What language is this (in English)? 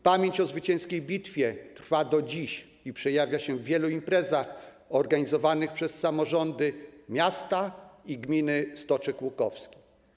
Polish